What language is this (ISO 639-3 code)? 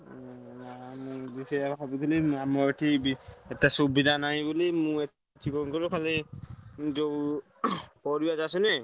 ori